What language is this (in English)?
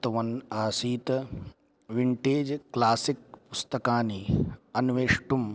Sanskrit